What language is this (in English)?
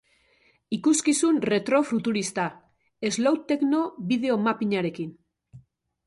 Basque